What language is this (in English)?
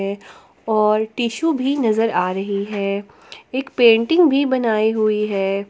Hindi